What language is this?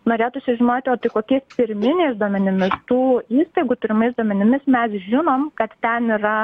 Lithuanian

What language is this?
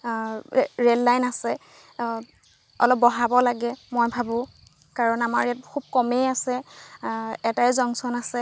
Assamese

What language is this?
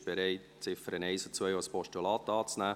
Swiss German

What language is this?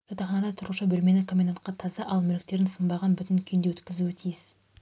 Kazakh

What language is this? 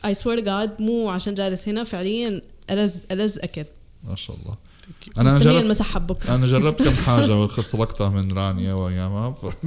Arabic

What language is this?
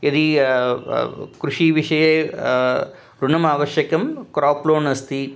Sanskrit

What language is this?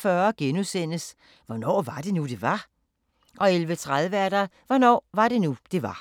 Danish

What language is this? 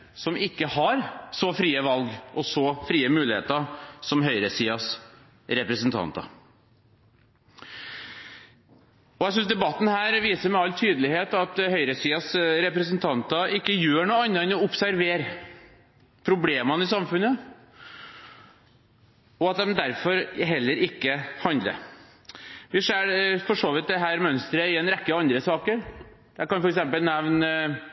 Norwegian Bokmål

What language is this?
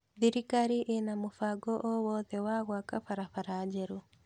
Kikuyu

